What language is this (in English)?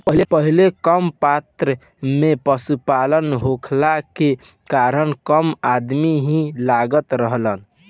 Bhojpuri